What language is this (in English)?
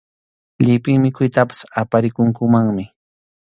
Arequipa-La Unión Quechua